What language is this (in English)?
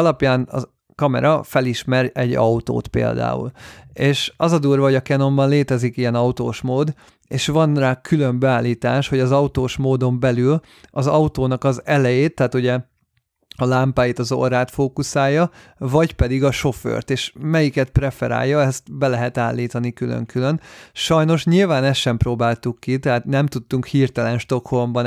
Hungarian